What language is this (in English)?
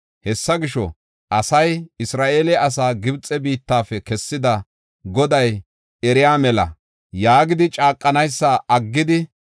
Gofa